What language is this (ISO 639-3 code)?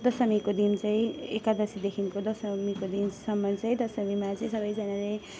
nep